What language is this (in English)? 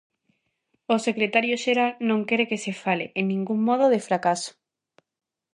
Galician